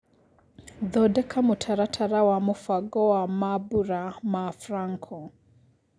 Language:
Kikuyu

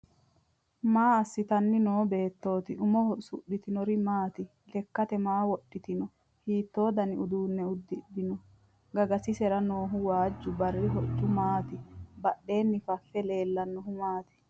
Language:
Sidamo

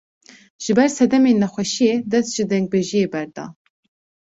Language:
Kurdish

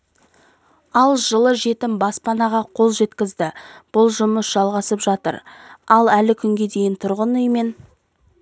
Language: Kazakh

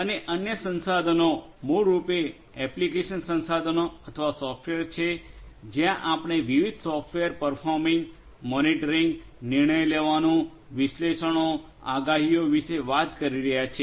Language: Gujarati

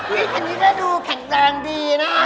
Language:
Thai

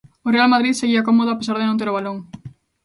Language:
Galician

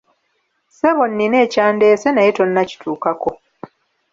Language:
Ganda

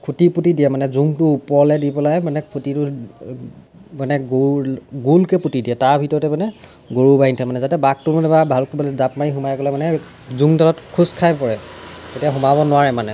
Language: Assamese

